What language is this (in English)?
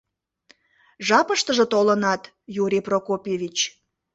Mari